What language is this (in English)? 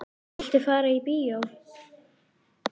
Icelandic